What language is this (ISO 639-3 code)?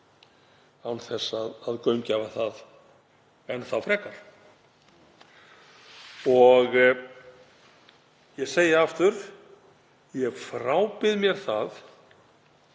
isl